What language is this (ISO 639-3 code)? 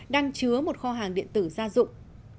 vie